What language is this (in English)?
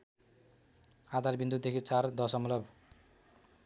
Nepali